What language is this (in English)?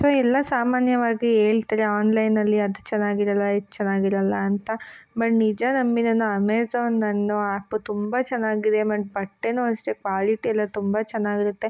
Kannada